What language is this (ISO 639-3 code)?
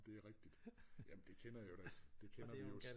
dan